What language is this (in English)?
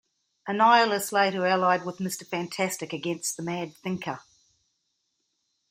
English